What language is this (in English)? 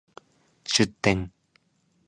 Japanese